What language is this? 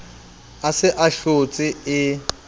Southern Sotho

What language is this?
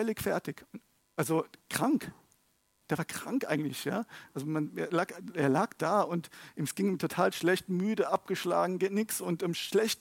German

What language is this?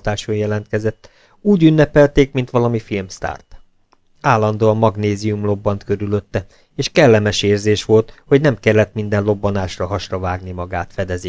Hungarian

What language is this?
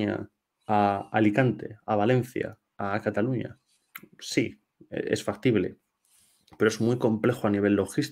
Spanish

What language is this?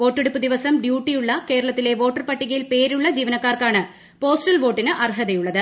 Malayalam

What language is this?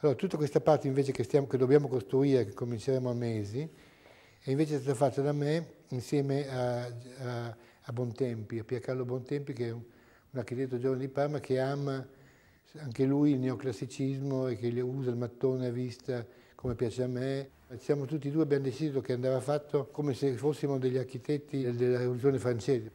Italian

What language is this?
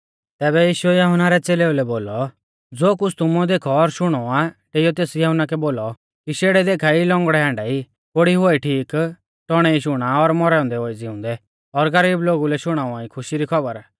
Mahasu Pahari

